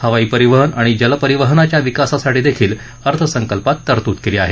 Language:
Marathi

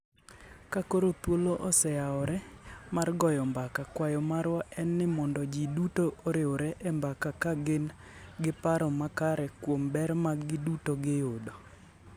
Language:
Luo (Kenya and Tanzania)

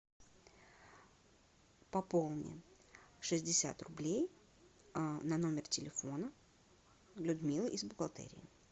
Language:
Russian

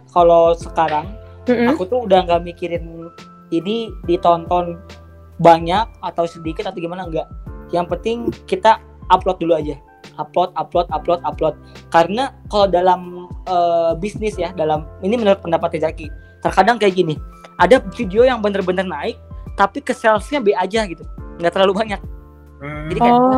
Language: Indonesian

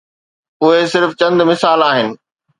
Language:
Sindhi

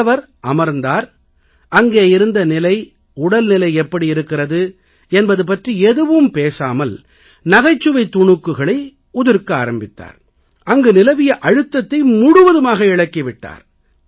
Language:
Tamil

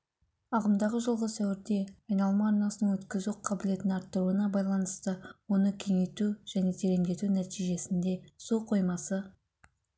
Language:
Kazakh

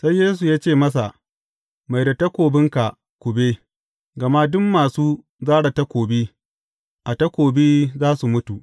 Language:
Hausa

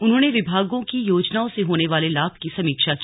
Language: Hindi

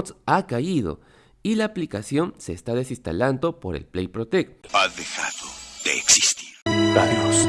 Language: Spanish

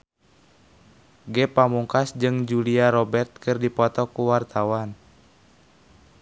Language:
Sundanese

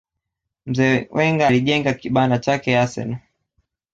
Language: Swahili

